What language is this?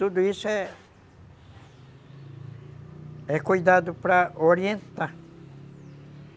Portuguese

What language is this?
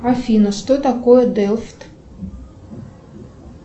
Russian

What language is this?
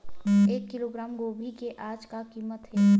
Chhattisgarhi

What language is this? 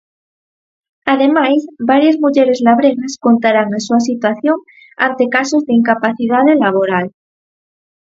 Galician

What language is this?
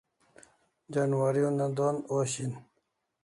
Kalasha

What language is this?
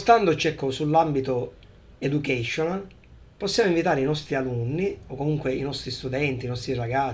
Italian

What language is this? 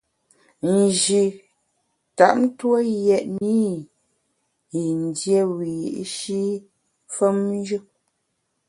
Bamun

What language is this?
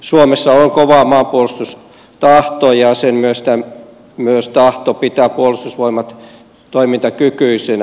Finnish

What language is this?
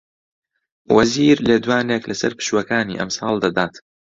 Central Kurdish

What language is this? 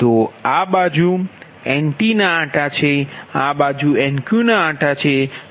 Gujarati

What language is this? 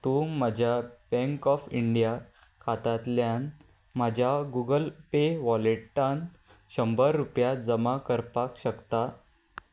Konkani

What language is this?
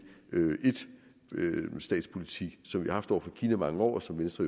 Danish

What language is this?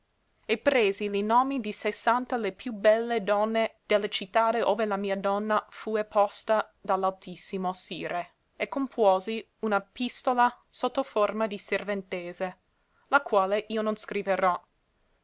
Italian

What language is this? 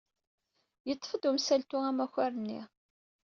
Kabyle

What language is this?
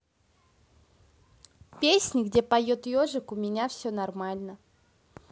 Russian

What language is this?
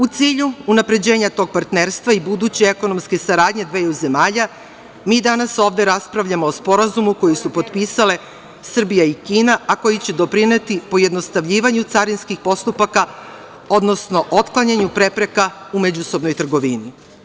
Serbian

